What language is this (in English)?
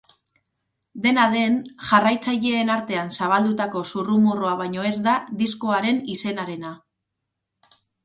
Basque